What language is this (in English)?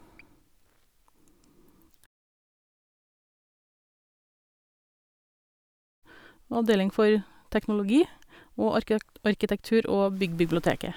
Norwegian